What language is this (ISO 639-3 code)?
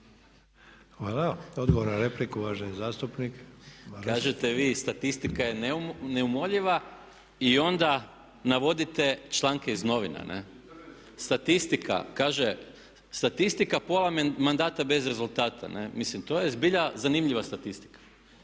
hrv